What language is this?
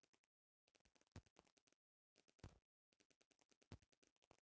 Bhojpuri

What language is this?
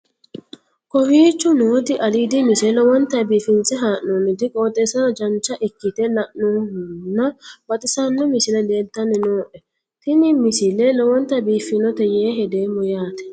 Sidamo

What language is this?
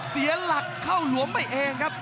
Thai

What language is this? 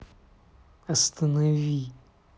Russian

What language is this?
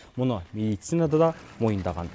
Kazakh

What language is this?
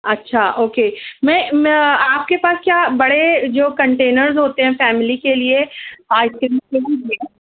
Urdu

